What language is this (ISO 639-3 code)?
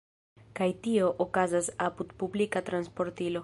epo